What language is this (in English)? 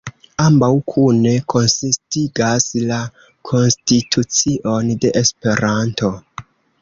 Esperanto